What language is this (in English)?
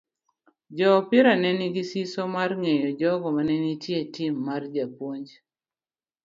Luo (Kenya and Tanzania)